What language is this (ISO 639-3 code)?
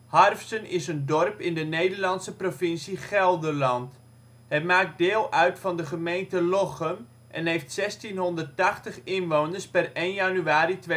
nld